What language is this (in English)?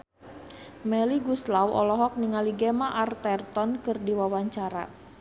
Sundanese